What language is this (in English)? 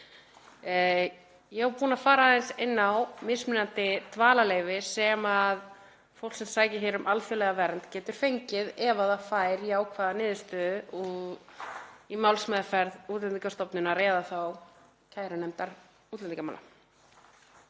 Icelandic